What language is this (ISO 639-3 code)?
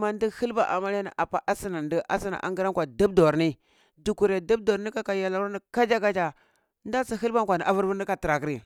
ckl